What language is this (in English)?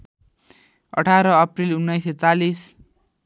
Nepali